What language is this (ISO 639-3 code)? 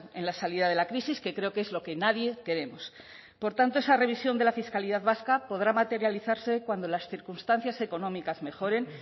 spa